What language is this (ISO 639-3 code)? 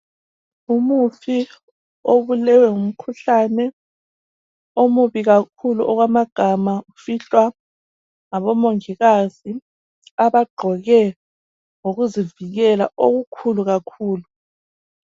nde